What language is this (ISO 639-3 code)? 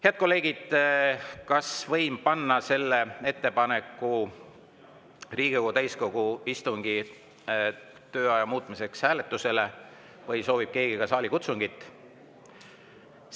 est